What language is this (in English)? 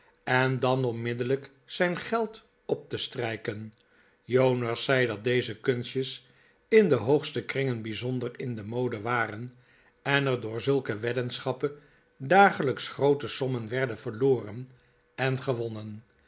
Dutch